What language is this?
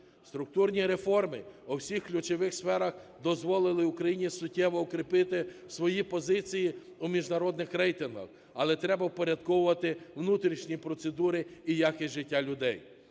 Ukrainian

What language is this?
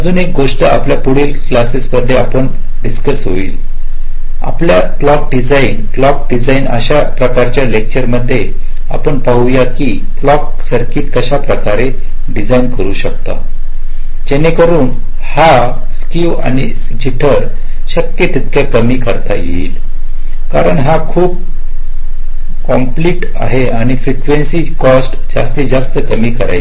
Marathi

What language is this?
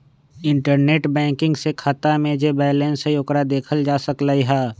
Magahi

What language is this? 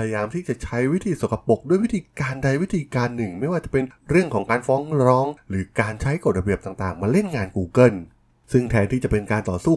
Thai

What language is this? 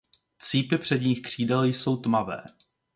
Czech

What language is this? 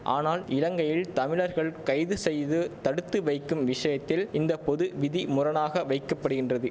Tamil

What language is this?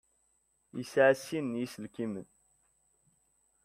Kabyle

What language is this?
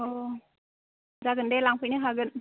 Bodo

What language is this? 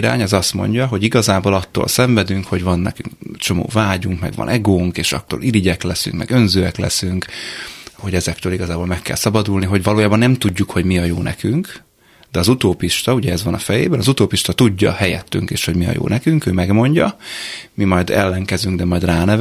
Hungarian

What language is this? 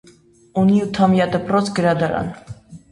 Armenian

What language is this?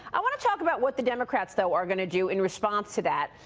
English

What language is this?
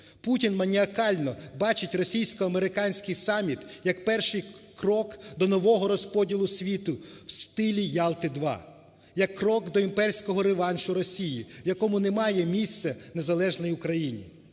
Ukrainian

